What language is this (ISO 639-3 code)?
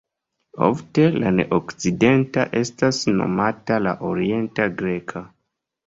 epo